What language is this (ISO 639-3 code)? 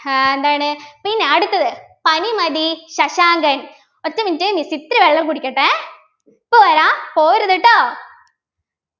mal